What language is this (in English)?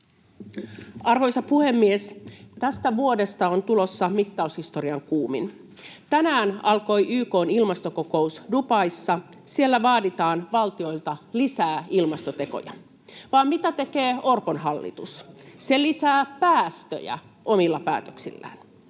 Finnish